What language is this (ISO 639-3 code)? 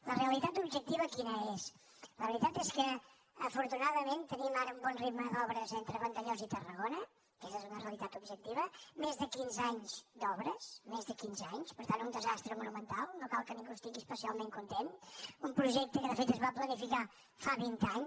cat